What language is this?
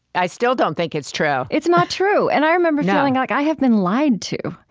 English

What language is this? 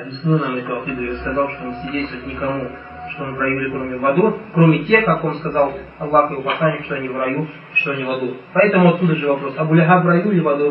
Russian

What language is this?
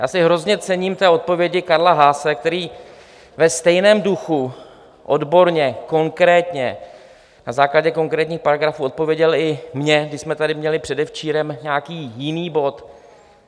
Czech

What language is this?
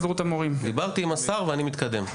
Hebrew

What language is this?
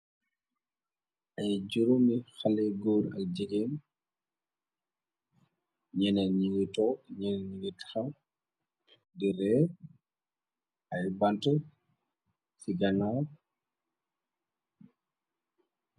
Wolof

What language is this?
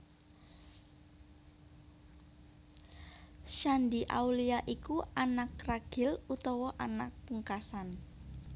Javanese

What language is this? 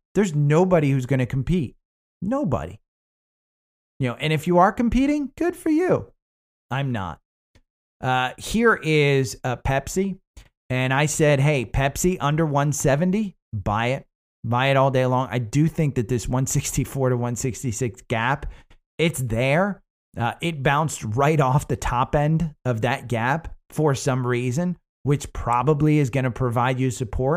English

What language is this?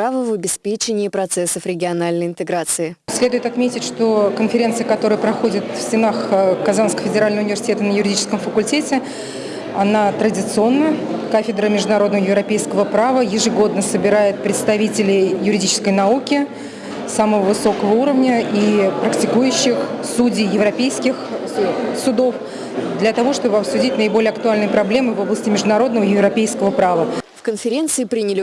Russian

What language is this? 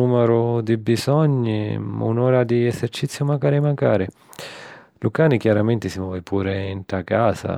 Sicilian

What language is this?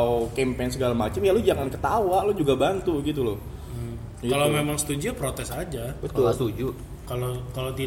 Indonesian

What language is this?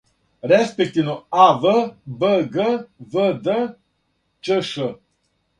Serbian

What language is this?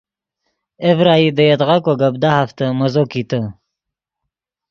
Yidgha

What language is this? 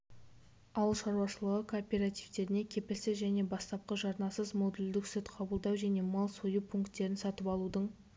Kazakh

